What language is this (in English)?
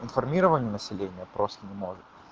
Russian